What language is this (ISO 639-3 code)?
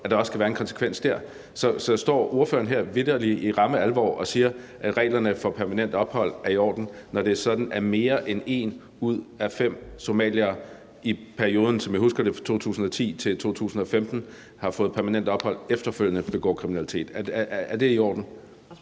dan